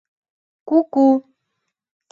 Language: Mari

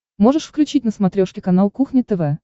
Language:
Russian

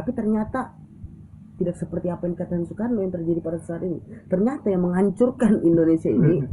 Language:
Indonesian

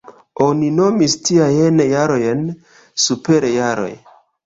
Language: Esperanto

